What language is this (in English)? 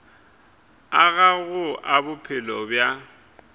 Northern Sotho